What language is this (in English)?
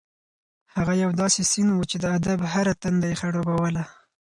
Pashto